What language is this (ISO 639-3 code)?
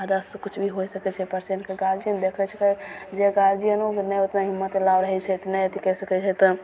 mai